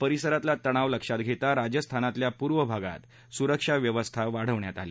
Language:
Marathi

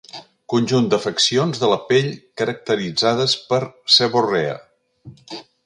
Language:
Catalan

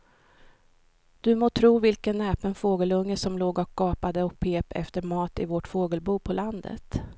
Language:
Swedish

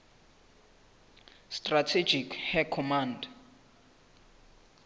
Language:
Southern Sotho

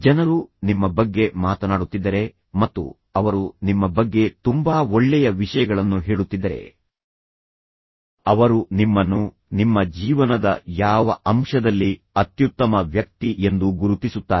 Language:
Kannada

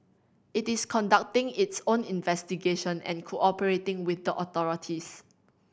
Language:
English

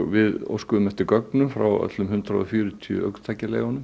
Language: Icelandic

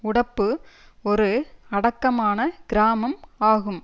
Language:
Tamil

